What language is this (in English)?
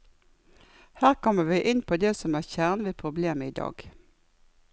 Norwegian